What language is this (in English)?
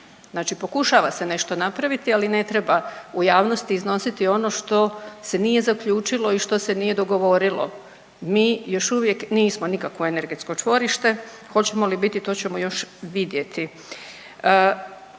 Croatian